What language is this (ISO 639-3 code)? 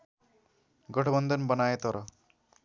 nep